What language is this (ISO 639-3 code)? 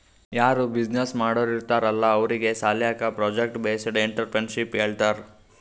kan